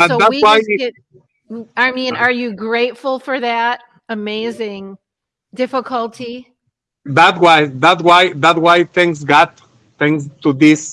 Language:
English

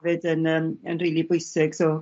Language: Welsh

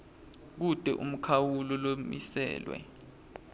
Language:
Swati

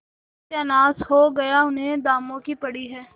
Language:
Hindi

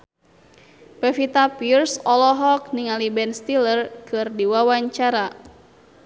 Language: Sundanese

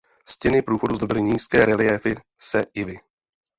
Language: Czech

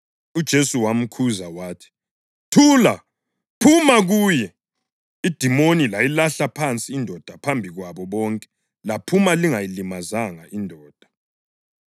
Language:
North Ndebele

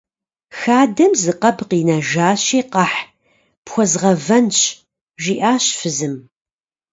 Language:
Kabardian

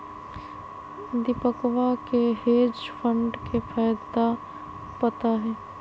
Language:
Magahi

